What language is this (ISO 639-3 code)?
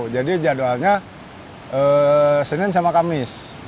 ind